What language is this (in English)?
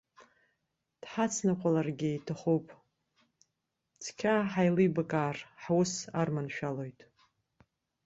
Abkhazian